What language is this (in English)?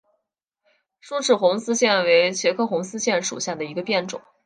Chinese